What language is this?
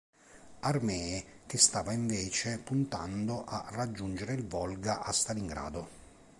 Italian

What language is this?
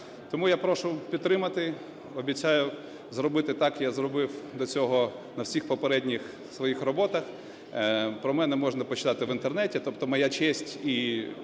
Ukrainian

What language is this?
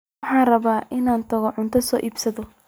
Somali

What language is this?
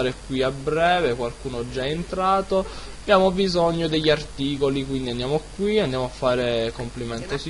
Italian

